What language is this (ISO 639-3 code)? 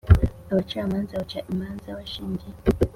kin